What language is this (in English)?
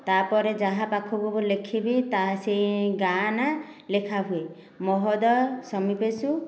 Odia